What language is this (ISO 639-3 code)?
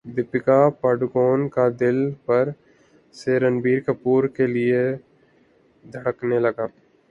urd